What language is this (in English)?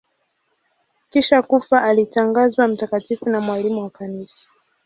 Swahili